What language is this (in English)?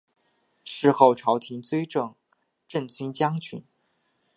Chinese